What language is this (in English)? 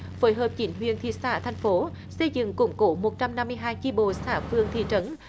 Vietnamese